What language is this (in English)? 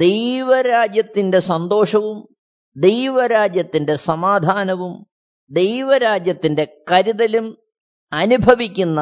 Malayalam